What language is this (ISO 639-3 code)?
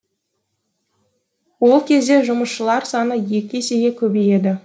kaz